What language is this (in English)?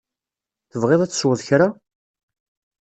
Kabyle